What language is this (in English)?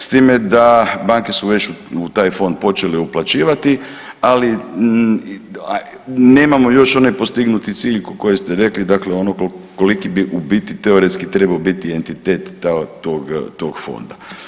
Croatian